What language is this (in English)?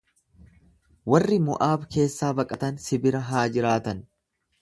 Oromo